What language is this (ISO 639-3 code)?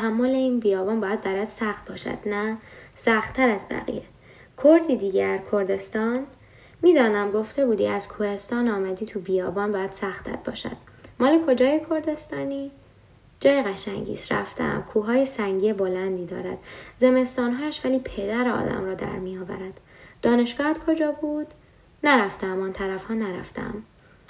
fas